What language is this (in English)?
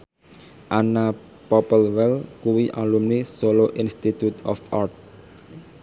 Javanese